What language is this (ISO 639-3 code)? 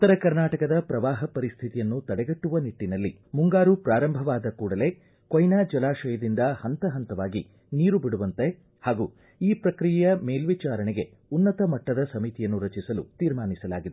kan